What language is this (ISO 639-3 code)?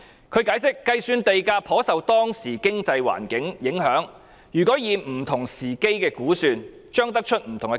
yue